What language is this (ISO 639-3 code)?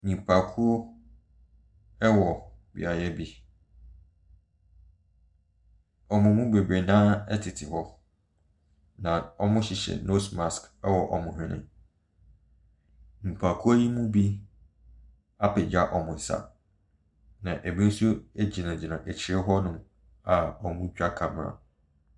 aka